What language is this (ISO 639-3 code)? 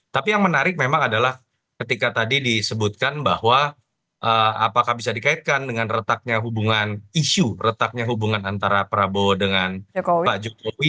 ind